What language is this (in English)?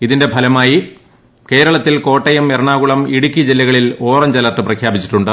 Malayalam